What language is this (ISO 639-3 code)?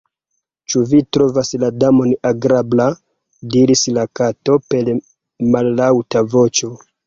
epo